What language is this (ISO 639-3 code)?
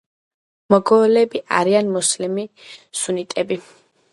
kat